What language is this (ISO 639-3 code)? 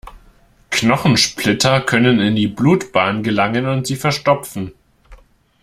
deu